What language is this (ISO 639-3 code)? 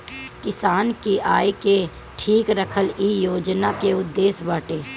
bho